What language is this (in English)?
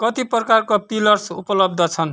Nepali